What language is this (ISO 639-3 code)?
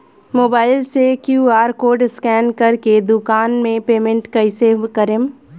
bho